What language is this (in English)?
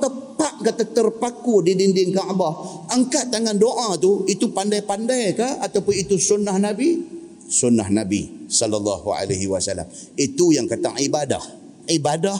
Malay